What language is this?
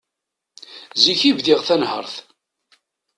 Kabyle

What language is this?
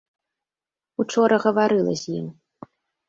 Belarusian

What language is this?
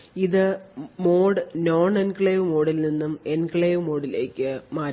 Malayalam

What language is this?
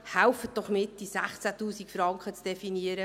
Swiss German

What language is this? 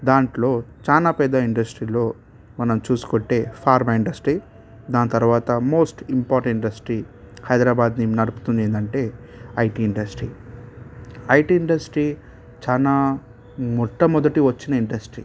Telugu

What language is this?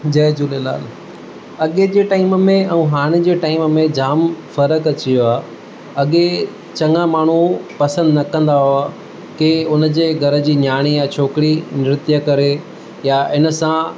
Sindhi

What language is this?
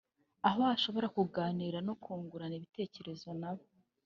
Kinyarwanda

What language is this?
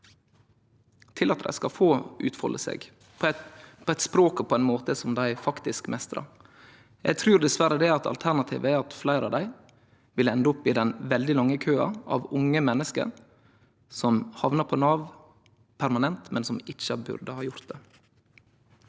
Norwegian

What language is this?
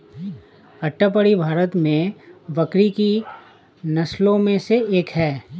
Hindi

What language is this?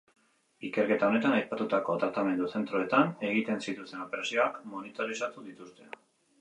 Basque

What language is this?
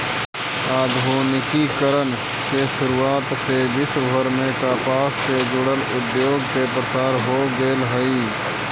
Magahi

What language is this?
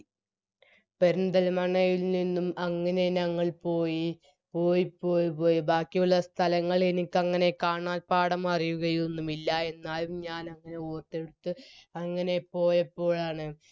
Malayalam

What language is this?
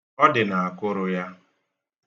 Igbo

